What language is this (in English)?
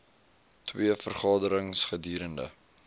Afrikaans